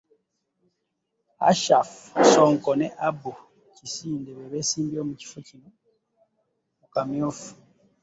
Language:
Ganda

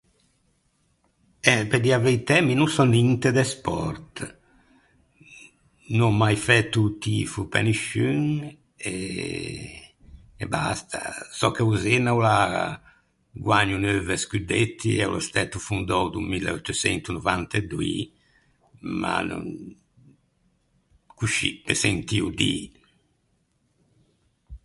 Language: Ligurian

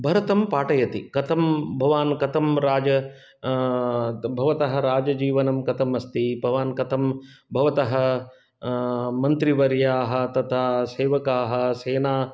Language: Sanskrit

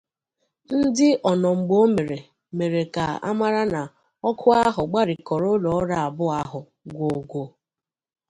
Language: Igbo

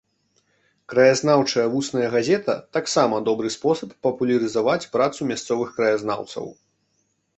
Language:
Belarusian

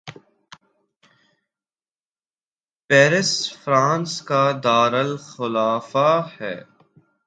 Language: Urdu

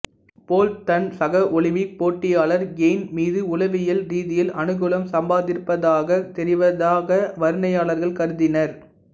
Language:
Tamil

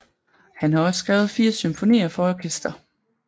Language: Danish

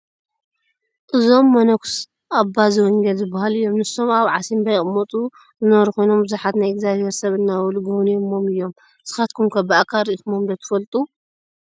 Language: Tigrinya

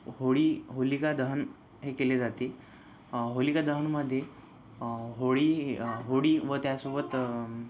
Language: Marathi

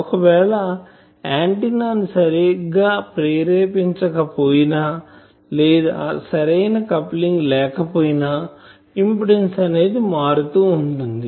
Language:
Telugu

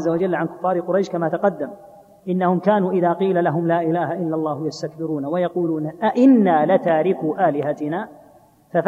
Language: Arabic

